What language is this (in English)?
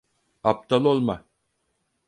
Turkish